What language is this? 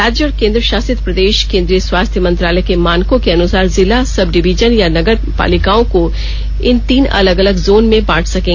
Hindi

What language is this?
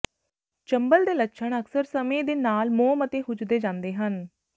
Punjabi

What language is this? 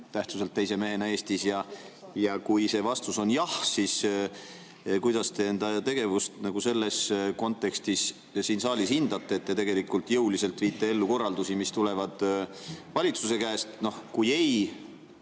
Estonian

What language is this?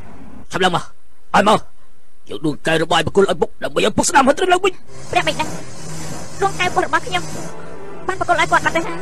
Thai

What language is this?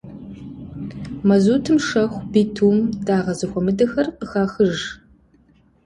Kabardian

